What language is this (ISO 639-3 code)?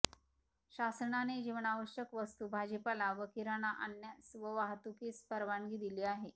mar